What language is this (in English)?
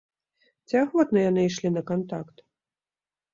Belarusian